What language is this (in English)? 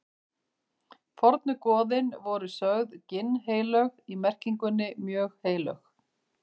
Icelandic